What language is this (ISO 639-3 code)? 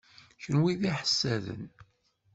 kab